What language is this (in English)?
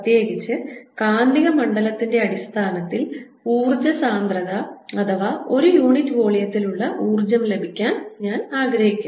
Malayalam